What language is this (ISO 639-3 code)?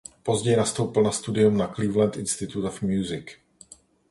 ces